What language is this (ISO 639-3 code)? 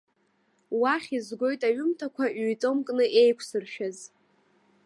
abk